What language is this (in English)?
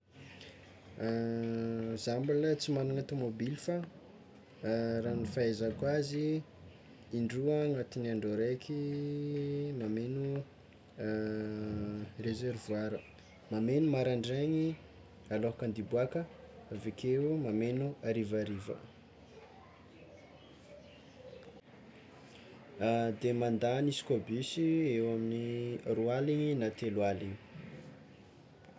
Tsimihety Malagasy